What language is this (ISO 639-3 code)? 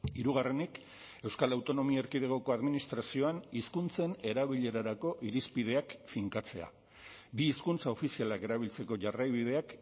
eus